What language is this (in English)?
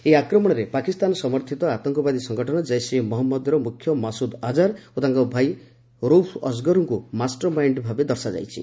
Odia